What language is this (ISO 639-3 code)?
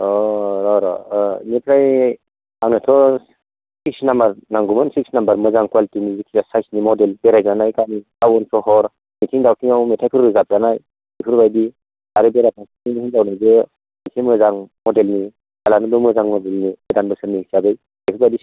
brx